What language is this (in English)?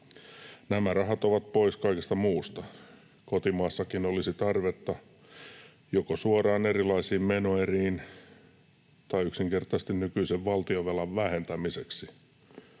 Finnish